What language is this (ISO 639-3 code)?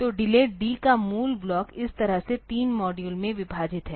hin